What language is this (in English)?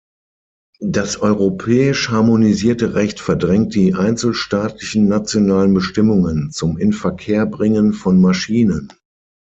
German